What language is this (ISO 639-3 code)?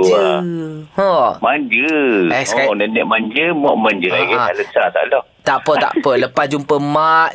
msa